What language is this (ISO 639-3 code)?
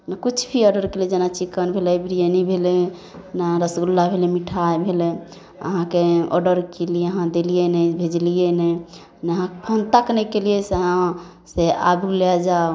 mai